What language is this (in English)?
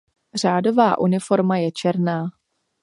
Czech